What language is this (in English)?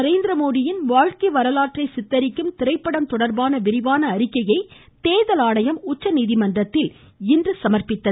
Tamil